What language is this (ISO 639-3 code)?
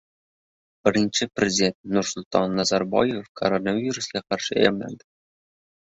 uzb